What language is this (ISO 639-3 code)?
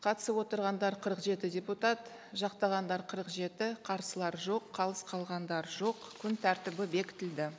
kaz